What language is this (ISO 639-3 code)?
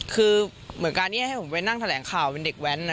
tha